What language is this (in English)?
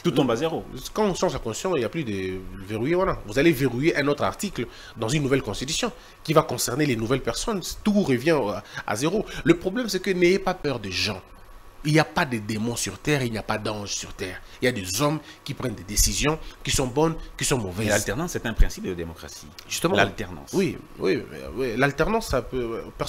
French